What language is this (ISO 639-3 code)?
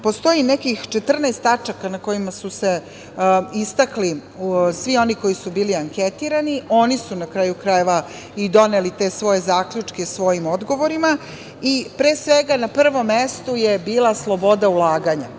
srp